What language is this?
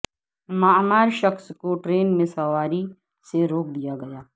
Urdu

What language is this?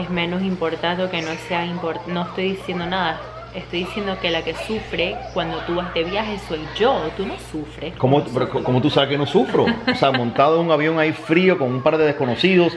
Spanish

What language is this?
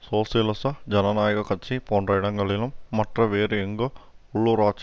Tamil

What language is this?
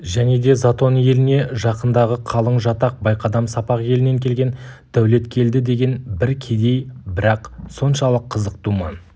Kazakh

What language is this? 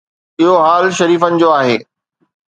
Sindhi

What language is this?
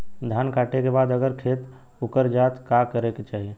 Bhojpuri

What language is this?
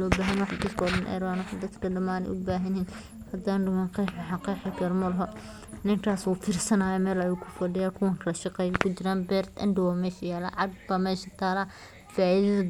Somali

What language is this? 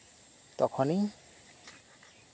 Santali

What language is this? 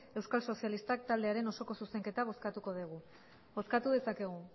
Basque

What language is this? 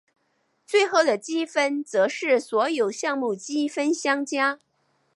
Chinese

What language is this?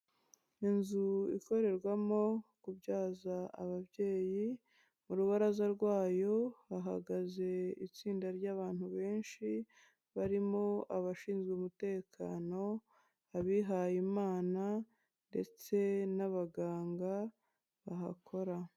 Kinyarwanda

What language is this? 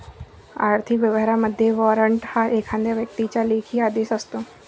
Marathi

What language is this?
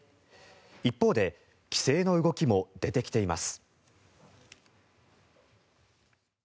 Japanese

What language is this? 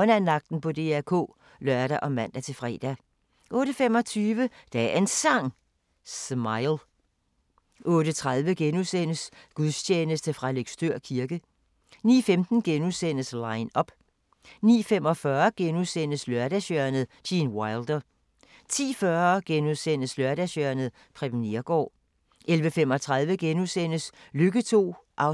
Danish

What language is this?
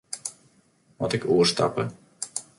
Western Frisian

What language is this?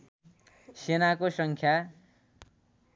Nepali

